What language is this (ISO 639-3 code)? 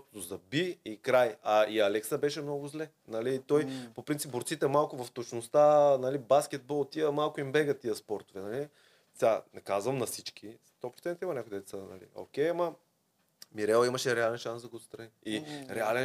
bul